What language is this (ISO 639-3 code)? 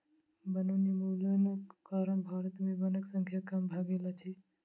mai